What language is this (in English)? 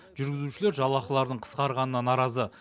Kazakh